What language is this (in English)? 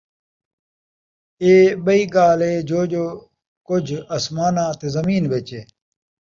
Saraiki